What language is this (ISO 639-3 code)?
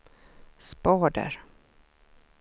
swe